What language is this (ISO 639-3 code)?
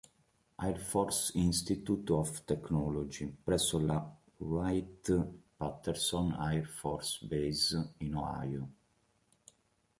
ita